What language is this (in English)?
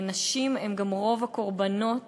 Hebrew